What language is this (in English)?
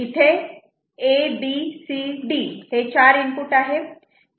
Marathi